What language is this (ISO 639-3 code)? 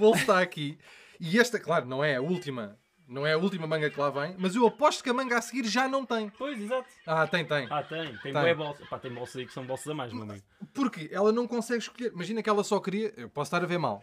por